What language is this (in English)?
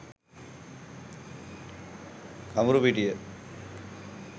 Sinhala